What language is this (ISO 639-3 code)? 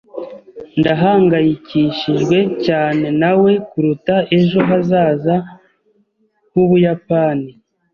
kin